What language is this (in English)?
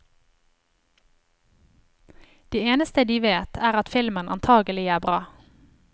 Norwegian